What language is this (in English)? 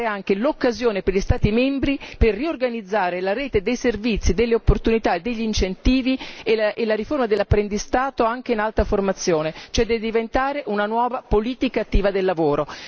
Italian